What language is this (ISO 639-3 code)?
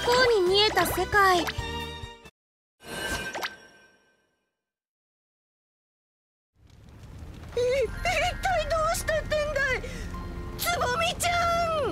jpn